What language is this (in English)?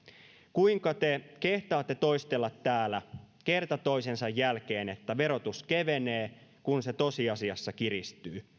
Finnish